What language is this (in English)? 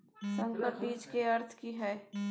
Maithili